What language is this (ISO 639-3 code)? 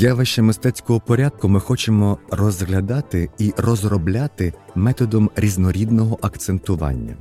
ukr